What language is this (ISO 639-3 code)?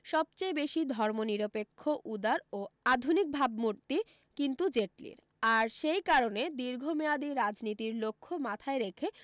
ben